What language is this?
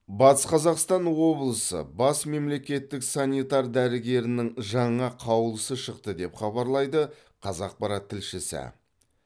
Kazakh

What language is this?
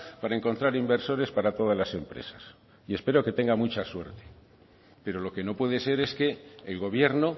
Spanish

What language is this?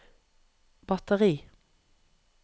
Norwegian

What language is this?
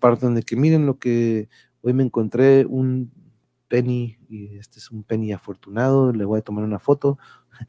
Spanish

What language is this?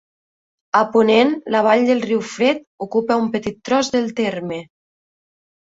Catalan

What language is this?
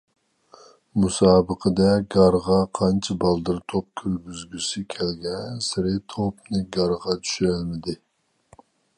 Uyghur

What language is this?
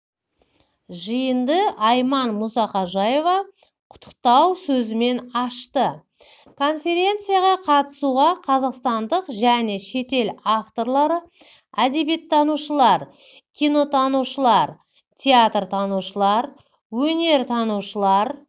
Kazakh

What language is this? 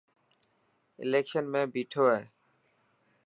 Dhatki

